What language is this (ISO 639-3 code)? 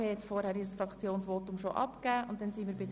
gsw